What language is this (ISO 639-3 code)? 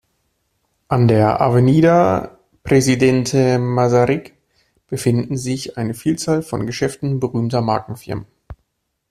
deu